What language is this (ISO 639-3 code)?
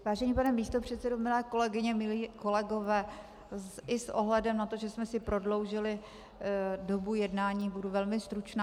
ces